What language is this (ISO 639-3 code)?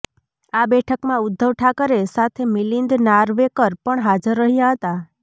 guj